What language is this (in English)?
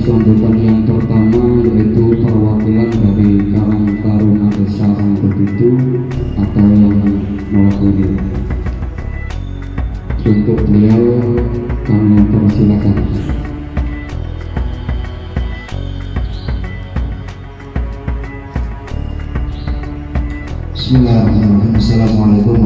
Indonesian